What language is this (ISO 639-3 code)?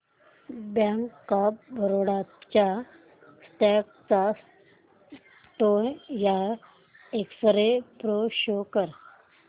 mar